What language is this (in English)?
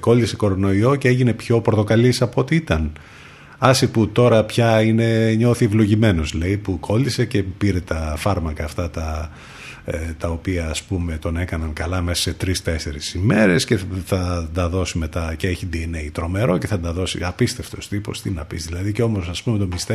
Greek